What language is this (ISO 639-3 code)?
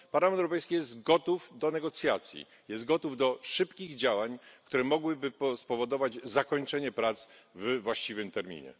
pol